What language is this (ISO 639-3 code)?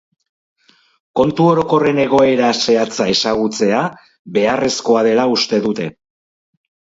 eus